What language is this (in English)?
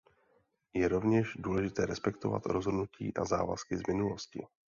Czech